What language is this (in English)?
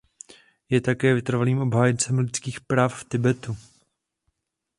Czech